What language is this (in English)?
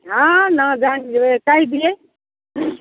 Maithili